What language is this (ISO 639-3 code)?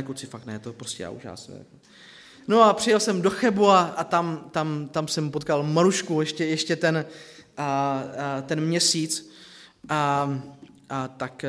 ces